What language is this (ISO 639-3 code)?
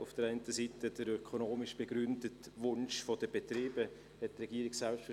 gsw